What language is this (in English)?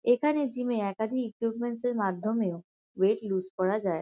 Bangla